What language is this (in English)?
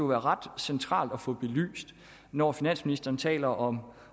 Danish